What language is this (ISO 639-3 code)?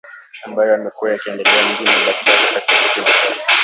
swa